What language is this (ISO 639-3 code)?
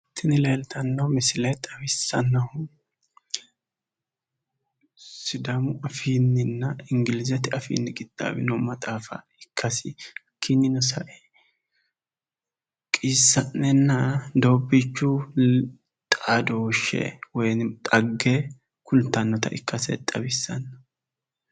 sid